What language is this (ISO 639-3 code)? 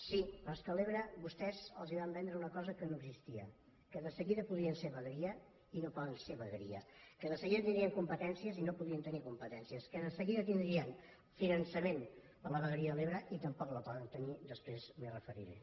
cat